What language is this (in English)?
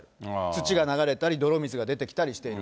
Japanese